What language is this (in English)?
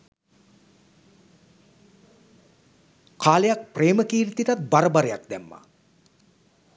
Sinhala